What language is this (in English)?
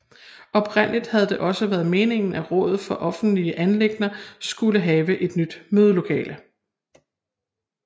Danish